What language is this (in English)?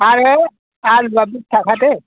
Bodo